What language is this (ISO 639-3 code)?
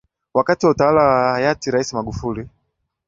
swa